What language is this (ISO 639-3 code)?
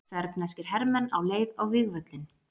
isl